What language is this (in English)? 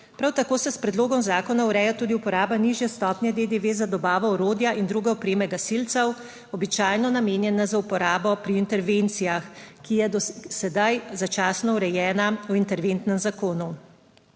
Slovenian